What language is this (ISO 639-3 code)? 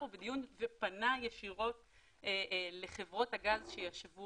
heb